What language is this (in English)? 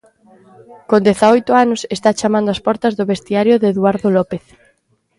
Galician